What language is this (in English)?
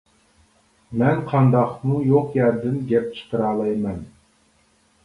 Uyghur